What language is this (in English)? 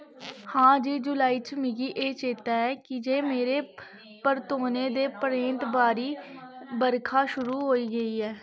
Dogri